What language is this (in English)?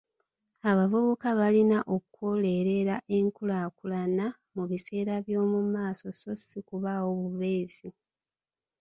Ganda